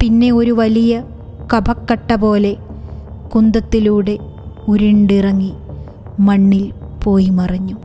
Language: Malayalam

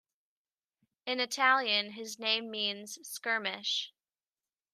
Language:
English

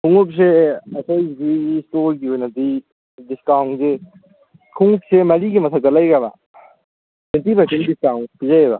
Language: Manipuri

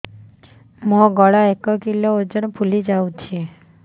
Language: Odia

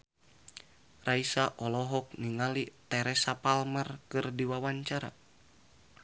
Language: Sundanese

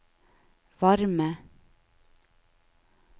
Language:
Norwegian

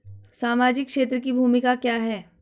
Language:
Hindi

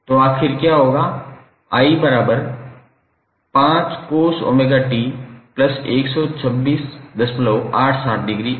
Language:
Hindi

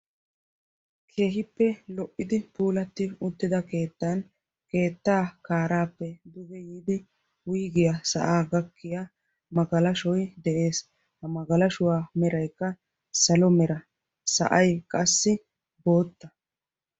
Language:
Wolaytta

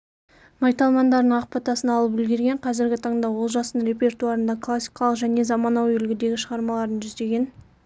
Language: Kazakh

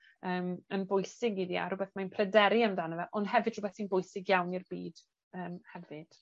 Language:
Welsh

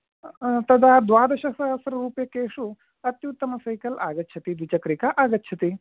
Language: Sanskrit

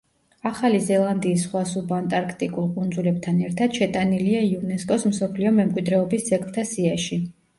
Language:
Georgian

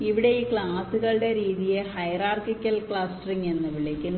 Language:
Malayalam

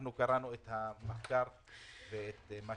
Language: Hebrew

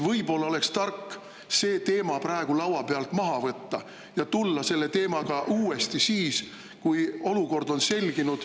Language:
Estonian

